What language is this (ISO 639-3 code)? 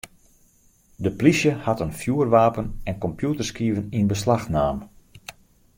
fry